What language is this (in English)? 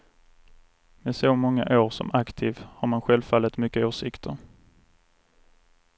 Swedish